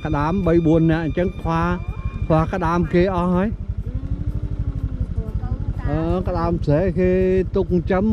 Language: Vietnamese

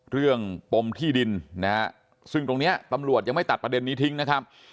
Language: Thai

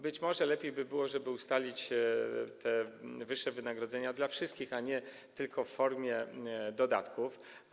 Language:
Polish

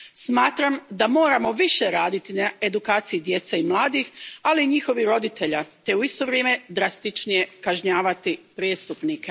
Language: Croatian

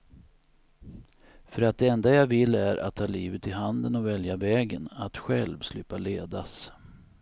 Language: Swedish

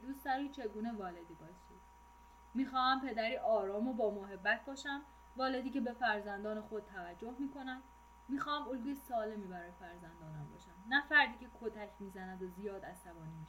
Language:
Persian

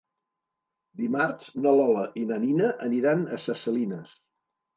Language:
Catalan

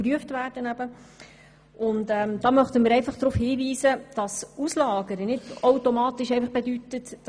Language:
Swiss German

